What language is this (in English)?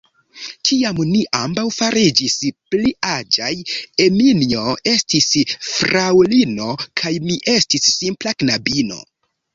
Esperanto